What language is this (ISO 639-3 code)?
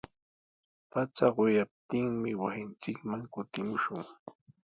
qws